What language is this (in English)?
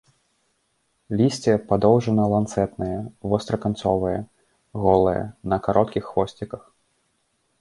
Belarusian